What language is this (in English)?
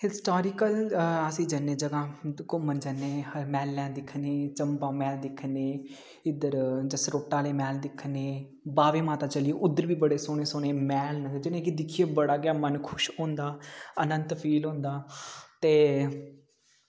Dogri